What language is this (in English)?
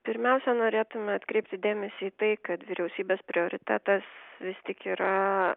Lithuanian